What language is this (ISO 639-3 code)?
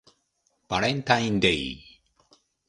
jpn